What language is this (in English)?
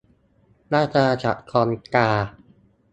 Thai